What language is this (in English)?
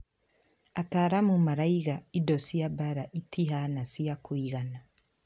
Kikuyu